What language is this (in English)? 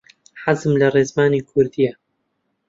Central Kurdish